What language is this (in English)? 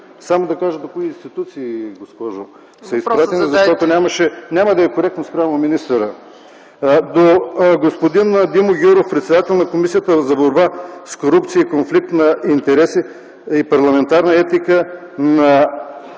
Bulgarian